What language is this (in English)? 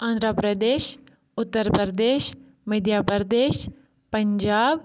Kashmiri